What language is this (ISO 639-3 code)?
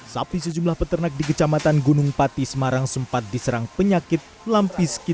ind